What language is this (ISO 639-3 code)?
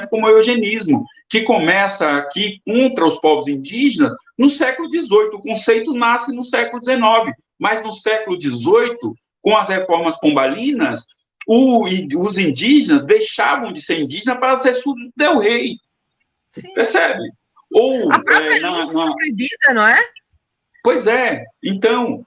por